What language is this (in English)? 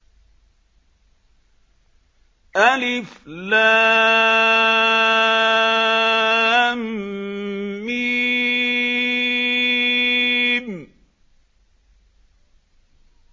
Arabic